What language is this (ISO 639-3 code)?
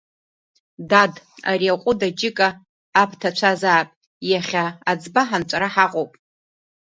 abk